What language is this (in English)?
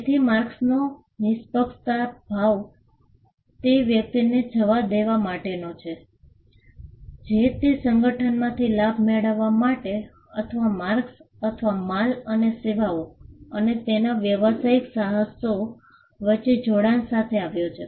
Gujarati